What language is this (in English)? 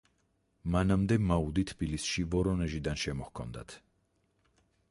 Georgian